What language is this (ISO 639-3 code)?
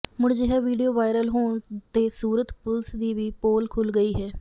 pan